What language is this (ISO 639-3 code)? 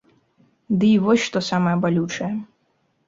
bel